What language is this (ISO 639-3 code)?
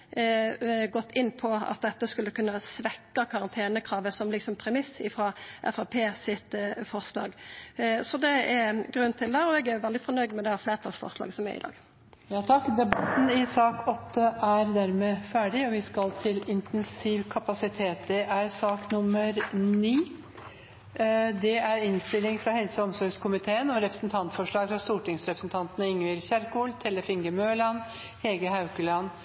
nor